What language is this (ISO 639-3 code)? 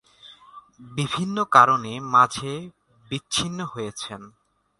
ben